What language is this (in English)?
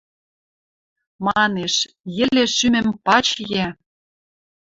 Western Mari